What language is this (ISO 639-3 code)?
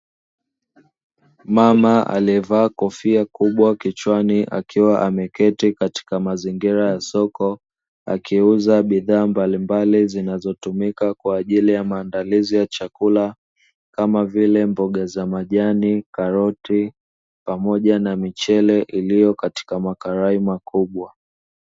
swa